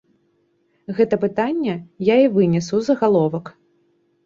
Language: Belarusian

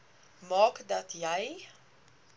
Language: Afrikaans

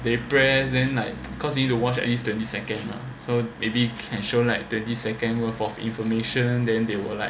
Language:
English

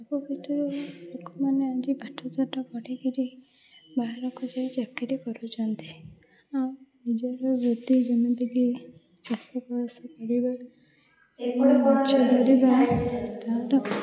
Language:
Odia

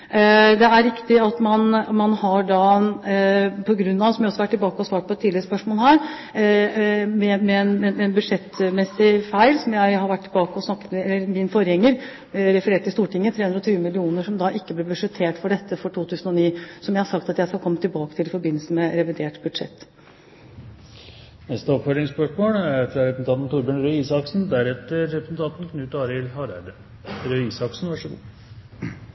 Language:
Norwegian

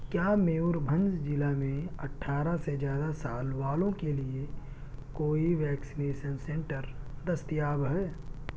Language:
Urdu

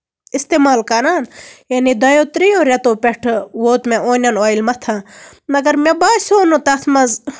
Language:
Kashmiri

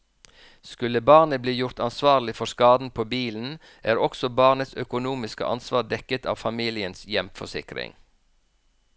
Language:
Norwegian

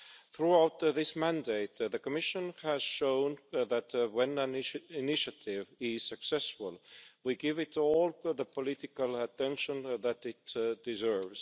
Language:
English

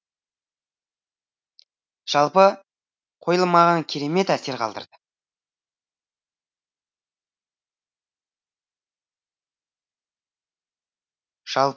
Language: Kazakh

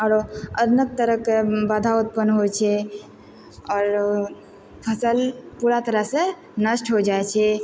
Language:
Maithili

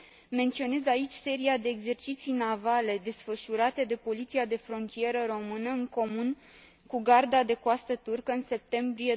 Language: Romanian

